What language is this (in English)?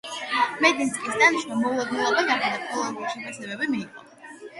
Georgian